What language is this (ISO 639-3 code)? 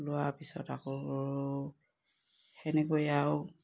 asm